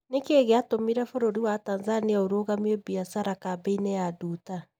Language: Kikuyu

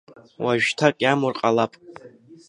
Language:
Abkhazian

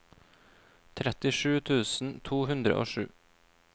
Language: Norwegian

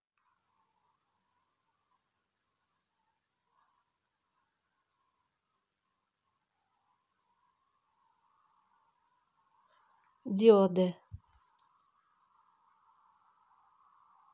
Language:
Russian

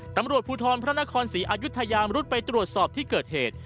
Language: Thai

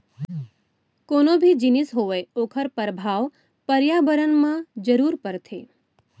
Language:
Chhattisgarhi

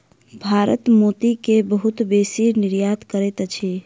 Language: Maithili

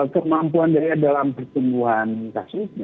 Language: Indonesian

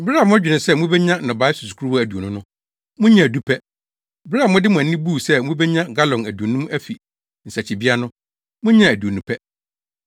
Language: Akan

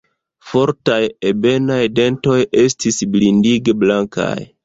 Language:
Esperanto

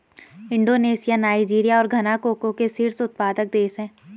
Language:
Hindi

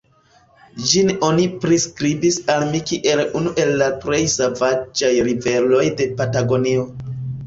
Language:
Esperanto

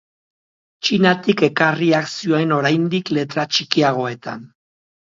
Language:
Basque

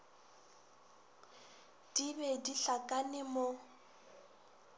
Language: Northern Sotho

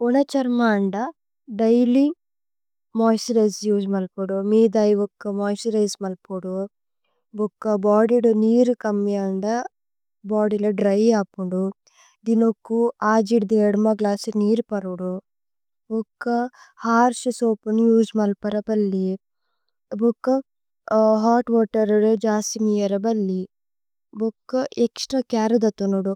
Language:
Tulu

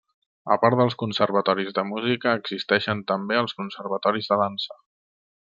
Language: Catalan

